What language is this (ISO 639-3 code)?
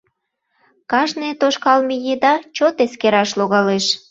chm